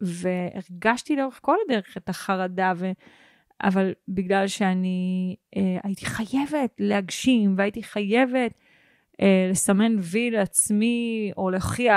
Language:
Hebrew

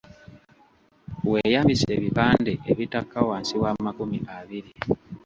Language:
Ganda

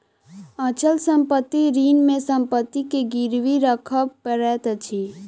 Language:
Maithili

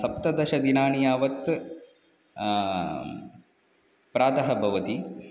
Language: Sanskrit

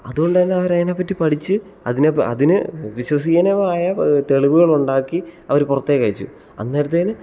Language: Malayalam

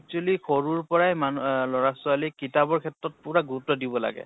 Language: Assamese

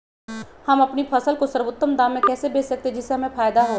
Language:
Magahi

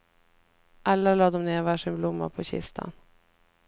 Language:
Swedish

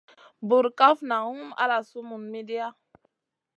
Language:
Masana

